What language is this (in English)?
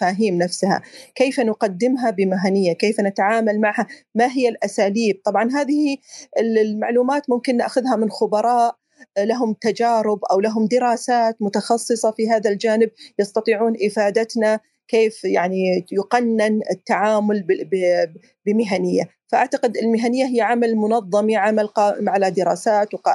Arabic